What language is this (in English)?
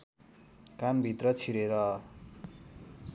Nepali